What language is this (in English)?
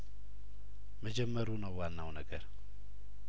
Amharic